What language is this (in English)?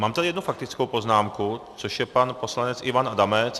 Czech